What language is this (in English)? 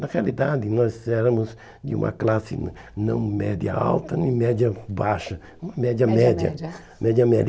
Portuguese